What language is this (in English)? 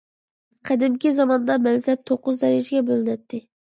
Uyghur